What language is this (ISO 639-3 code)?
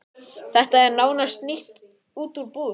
isl